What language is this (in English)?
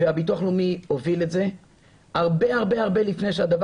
Hebrew